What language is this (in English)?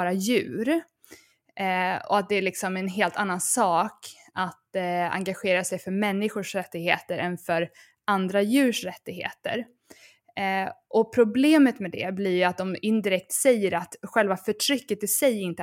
Swedish